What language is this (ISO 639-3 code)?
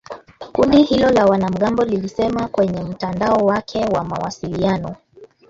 swa